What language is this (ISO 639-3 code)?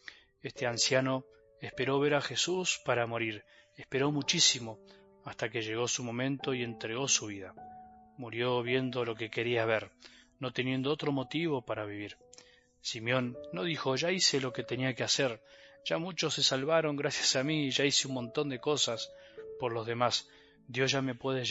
spa